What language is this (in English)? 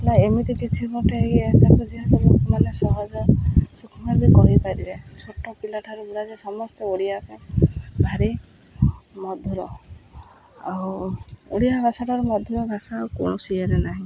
Odia